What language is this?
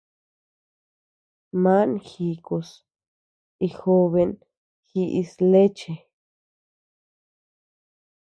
Tepeuxila Cuicatec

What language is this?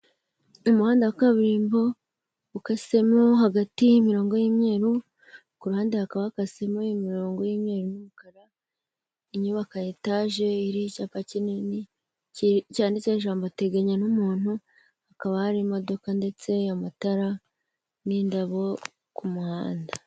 Kinyarwanda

